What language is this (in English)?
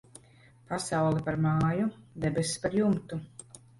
Latvian